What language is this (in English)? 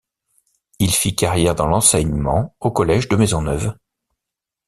French